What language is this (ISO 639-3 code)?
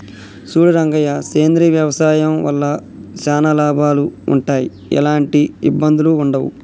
tel